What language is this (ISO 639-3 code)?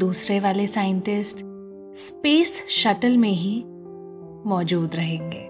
hin